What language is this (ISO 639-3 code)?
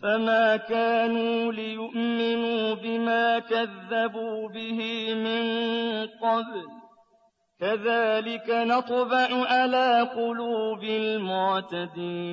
ara